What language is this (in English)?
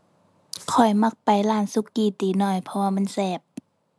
Thai